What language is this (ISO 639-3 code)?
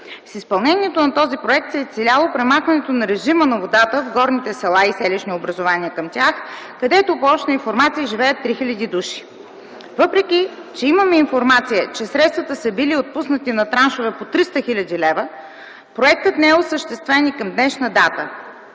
bul